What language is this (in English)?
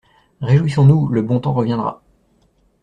French